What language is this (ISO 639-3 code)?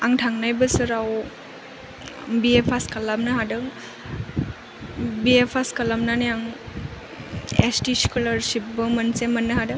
brx